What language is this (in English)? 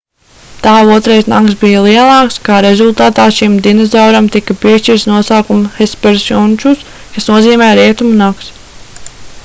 Latvian